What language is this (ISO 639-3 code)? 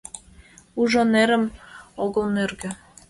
chm